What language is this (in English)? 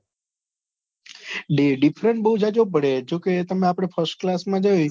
Gujarati